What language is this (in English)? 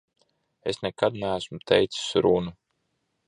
Latvian